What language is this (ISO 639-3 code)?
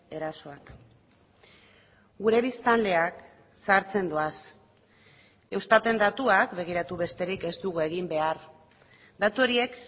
eus